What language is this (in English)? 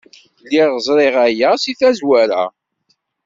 Kabyle